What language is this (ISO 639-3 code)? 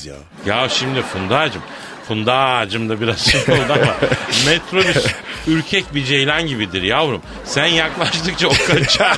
tur